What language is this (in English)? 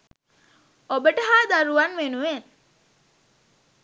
Sinhala